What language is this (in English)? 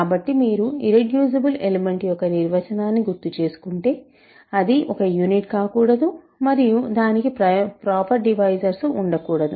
Telugu